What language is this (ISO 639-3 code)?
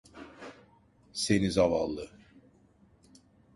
tur